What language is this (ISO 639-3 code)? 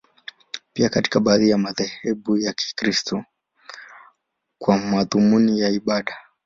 swa